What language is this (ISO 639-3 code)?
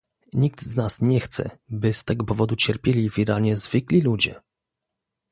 pol